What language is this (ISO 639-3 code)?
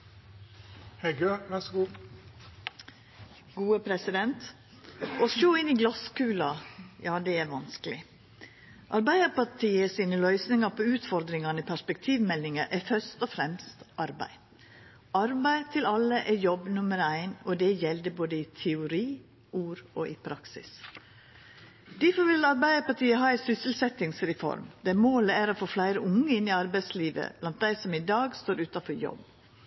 nno